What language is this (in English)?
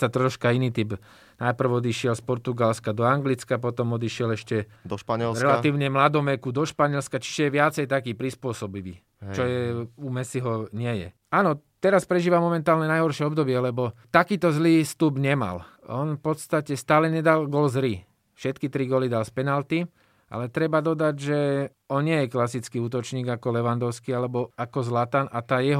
Slovak